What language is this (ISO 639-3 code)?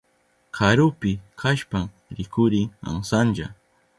qup